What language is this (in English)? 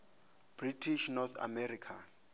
Venda